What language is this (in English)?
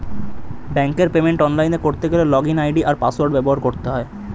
Bangla